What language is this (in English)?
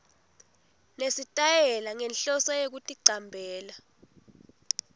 Swati